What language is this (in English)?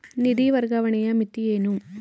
Kannada